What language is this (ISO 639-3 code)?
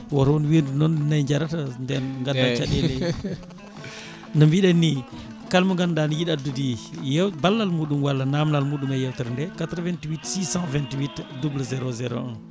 ful